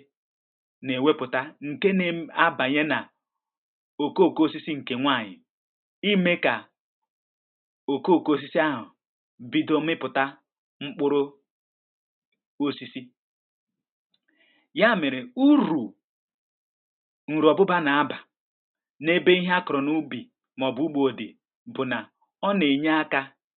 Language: Igbo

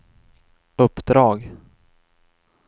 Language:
Swedish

